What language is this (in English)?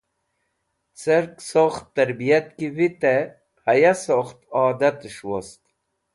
Wakhi